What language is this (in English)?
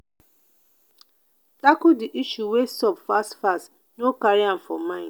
Nigerian Pidgin